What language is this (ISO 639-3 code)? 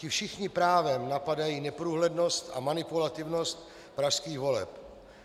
ces